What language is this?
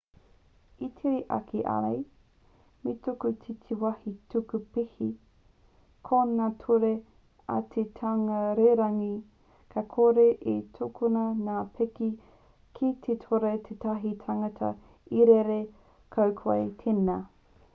Māori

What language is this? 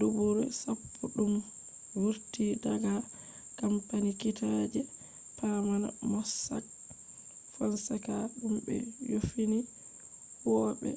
Fula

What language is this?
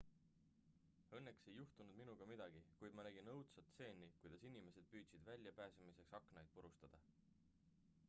Estonian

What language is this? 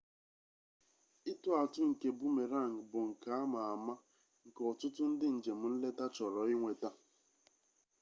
Igbo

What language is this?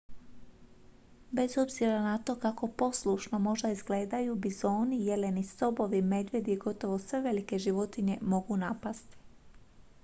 Croatian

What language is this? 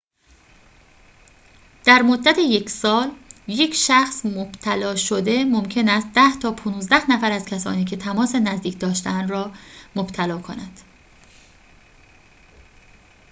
Persian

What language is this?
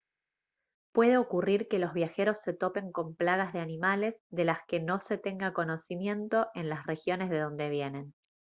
Spanish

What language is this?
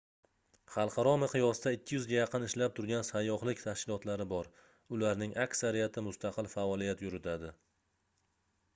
Uzbek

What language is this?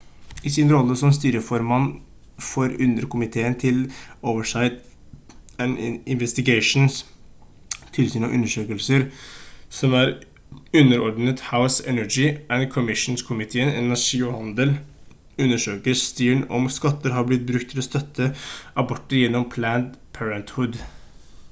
Norwegian Bokmål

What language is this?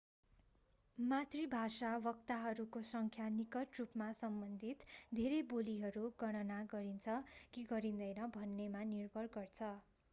Nepali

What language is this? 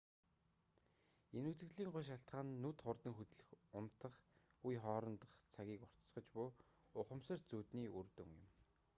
Mongolian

